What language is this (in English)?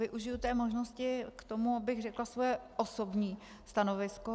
Czech